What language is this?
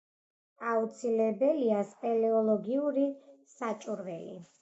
Georgian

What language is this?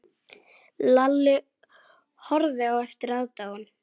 Icelandic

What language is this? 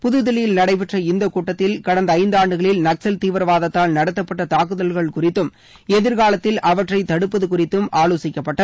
Tamil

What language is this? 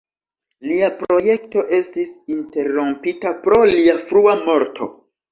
Esperanto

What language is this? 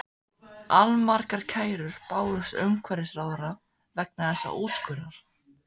Icelandic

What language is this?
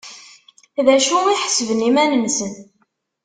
Kabyle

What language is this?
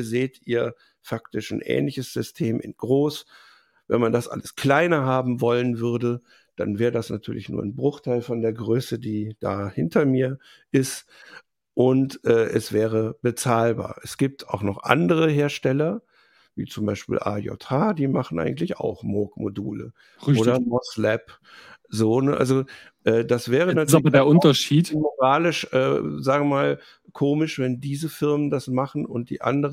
German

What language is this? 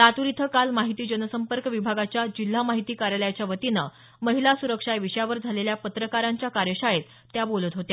Marathi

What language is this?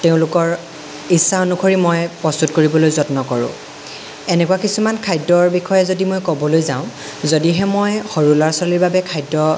Assamese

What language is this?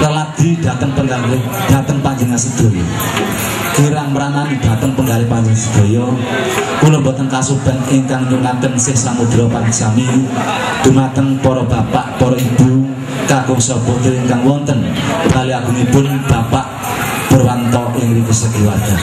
Indonesian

